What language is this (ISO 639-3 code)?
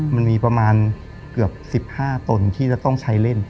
tha